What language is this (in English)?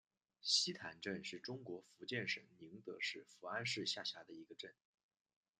Chinese